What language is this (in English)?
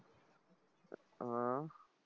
Marathi